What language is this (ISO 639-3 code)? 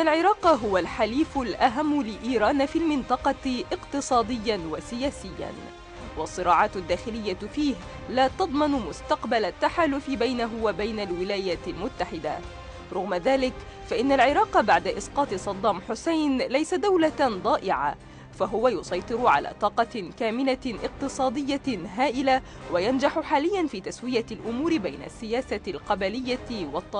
ara